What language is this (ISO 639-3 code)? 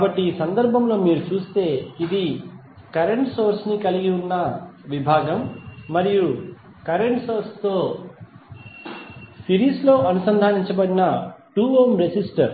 tel